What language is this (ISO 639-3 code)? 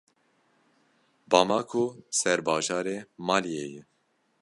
kur